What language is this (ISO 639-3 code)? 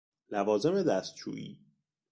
fas